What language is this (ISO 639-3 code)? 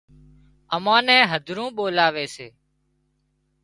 kxp